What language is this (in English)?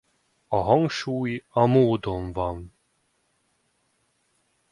Hungarian